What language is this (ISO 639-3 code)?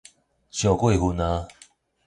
nan